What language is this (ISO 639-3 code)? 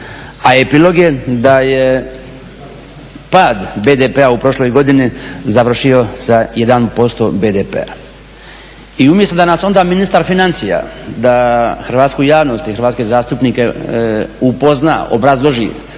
hrv